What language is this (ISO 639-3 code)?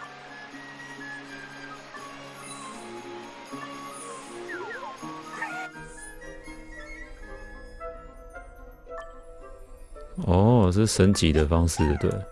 jpn